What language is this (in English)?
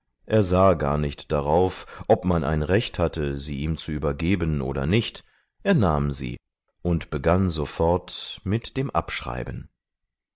German